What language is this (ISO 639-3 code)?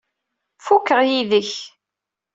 kab